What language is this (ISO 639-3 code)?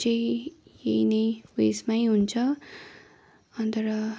nep